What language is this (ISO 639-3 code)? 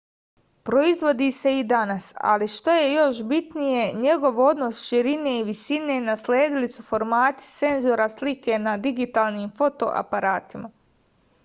srp